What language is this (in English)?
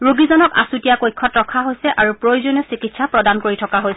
Assamese